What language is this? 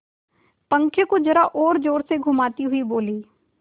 Hindi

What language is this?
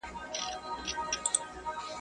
Pashto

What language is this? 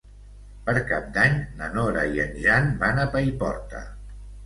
Catalan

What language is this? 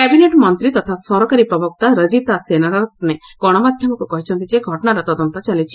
Odia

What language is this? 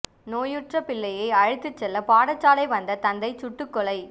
Tamil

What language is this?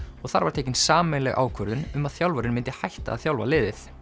Icelandic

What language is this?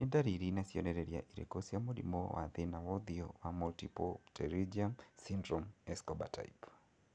Kikuyu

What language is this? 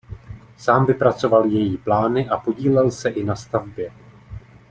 Czech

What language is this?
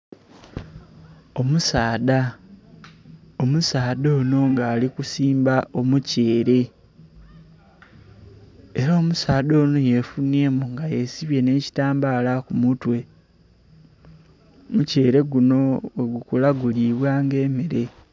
Soga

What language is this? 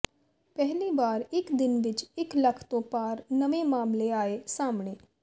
Punjabi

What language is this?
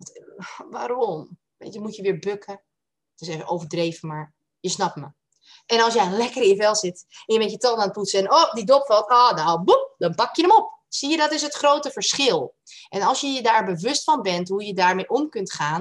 Dutch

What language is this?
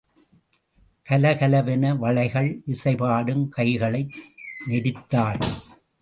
Tamil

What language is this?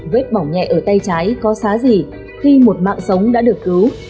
Vietnamese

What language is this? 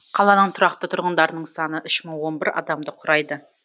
Kazakh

